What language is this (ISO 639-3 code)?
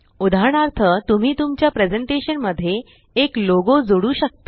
mar